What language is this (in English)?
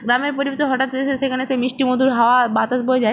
Bangla